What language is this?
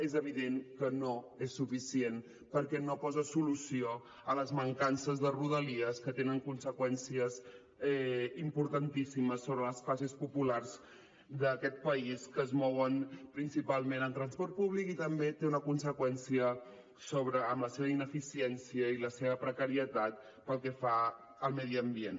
Catalan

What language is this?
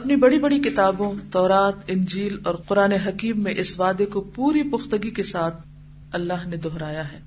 Urdu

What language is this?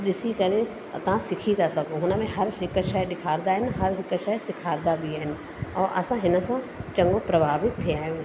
Sindhi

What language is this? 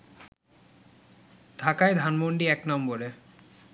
Bangla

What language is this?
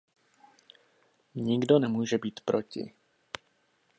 Czech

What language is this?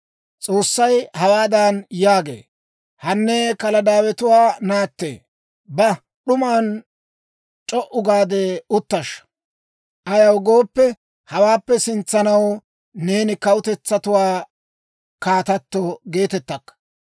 Dawro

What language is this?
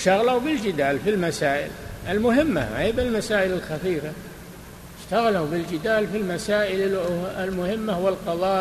Arabic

